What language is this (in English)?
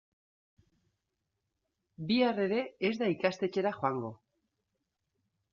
Basque